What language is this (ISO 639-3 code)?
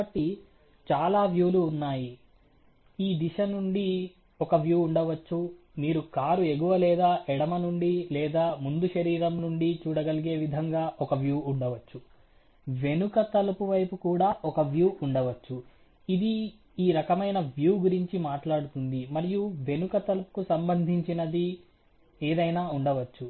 tel